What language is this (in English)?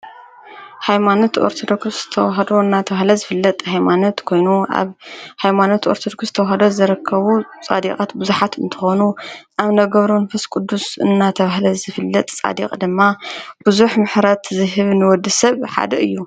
Tigrinya